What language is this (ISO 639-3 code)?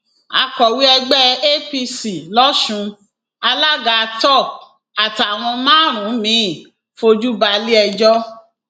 yor